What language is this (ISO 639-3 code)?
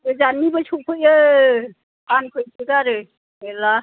brx